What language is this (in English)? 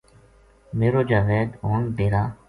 Gujari